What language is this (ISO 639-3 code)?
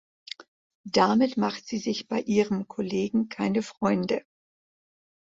deu